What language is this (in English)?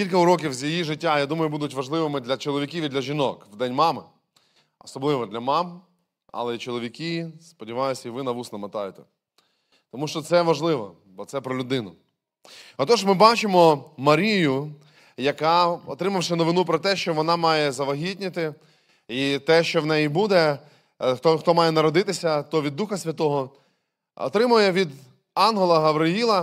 Ukrainian